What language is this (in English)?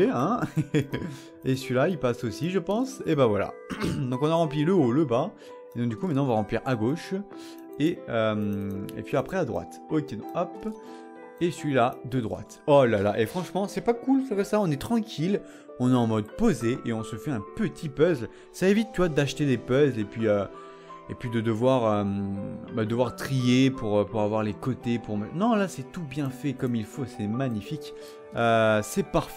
French